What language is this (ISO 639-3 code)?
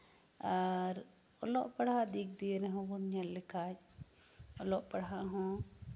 sat